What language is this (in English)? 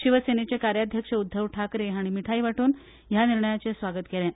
Konkani